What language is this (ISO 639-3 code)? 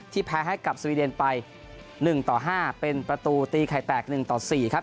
tha